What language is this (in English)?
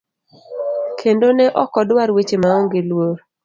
Luo (Kenya and Tanzania)